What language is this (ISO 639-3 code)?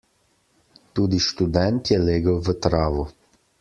slv